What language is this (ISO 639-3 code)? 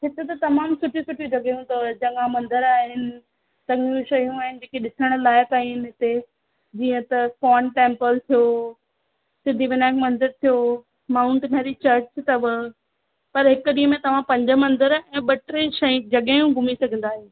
snd